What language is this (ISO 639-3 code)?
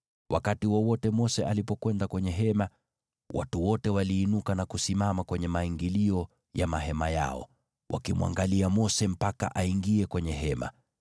swa